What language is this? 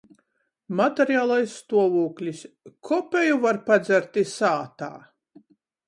Latgalian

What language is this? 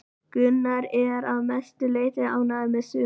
Icelandic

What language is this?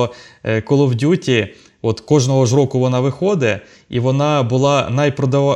Ukrainian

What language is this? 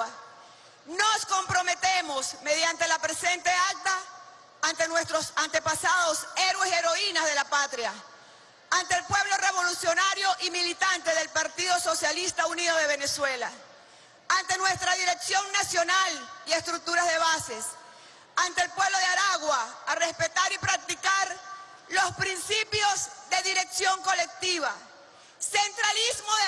Spanish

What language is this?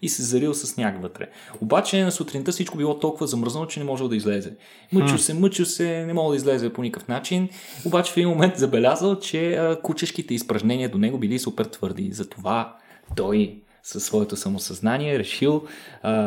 Bulgarian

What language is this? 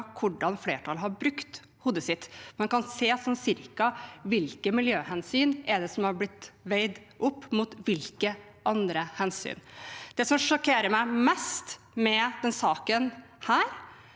Norwegian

